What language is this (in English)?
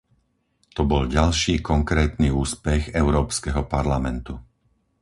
Slovak